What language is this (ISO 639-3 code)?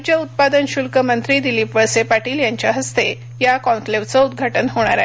mar